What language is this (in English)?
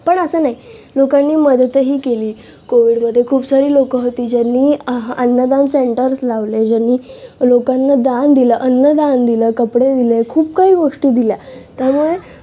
Marathi